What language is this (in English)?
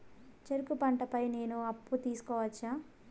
Telugu